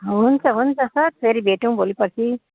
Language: Nepali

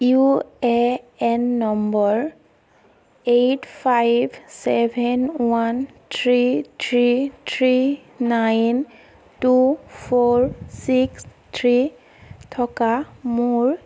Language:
Assamese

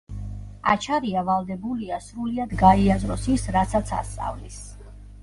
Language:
Georgian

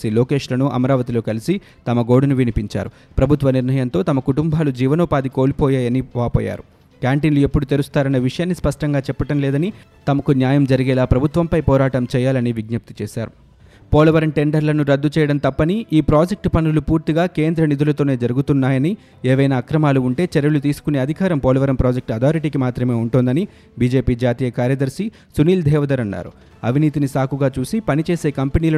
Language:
Telugu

